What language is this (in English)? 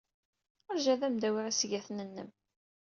Kabyle